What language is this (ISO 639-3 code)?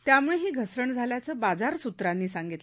mar